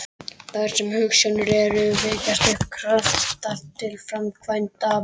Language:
Icelandic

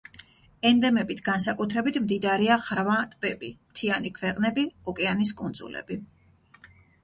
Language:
Georgian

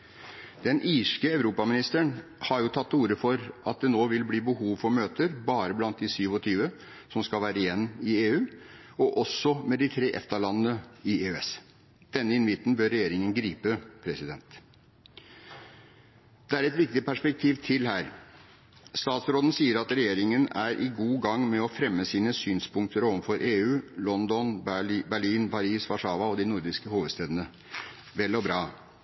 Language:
Norwegian Bokmål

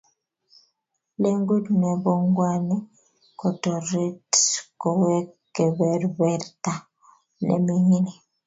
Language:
Kalenjin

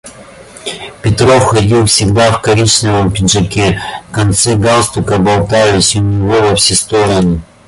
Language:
Russian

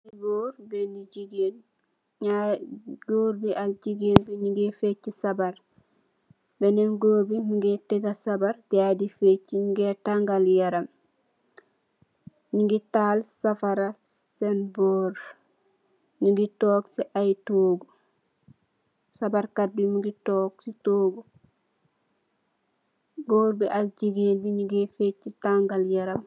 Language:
Wolof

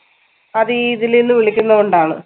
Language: Malayalam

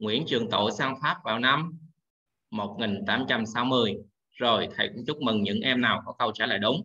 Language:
Vietnamese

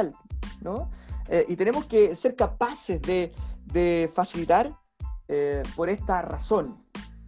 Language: Spanish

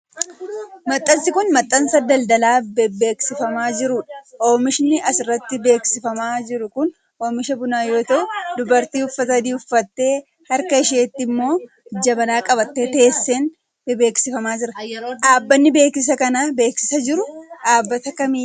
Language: Oromo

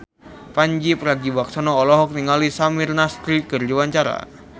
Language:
Sundanese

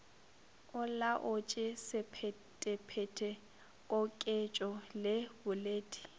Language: Northern Sotho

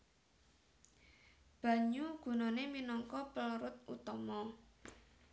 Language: Javanese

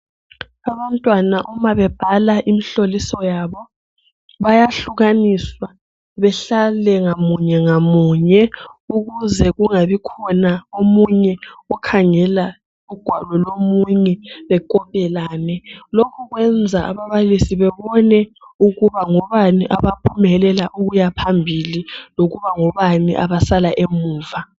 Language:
North Ndebele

